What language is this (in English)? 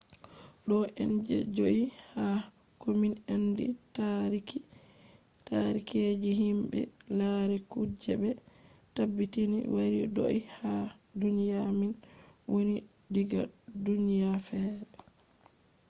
Fula